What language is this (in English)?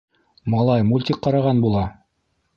Bashkir